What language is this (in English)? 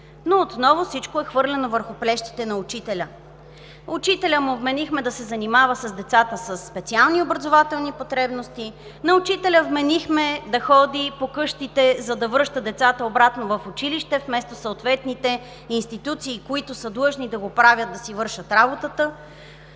Bulgarian